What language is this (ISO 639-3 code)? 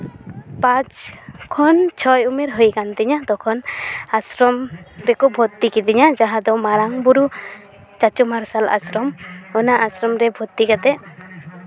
sat